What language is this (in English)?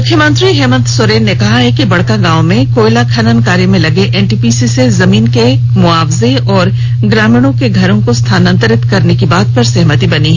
Hindi